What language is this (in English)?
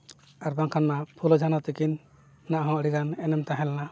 Santali